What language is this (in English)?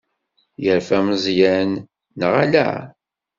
Kabyle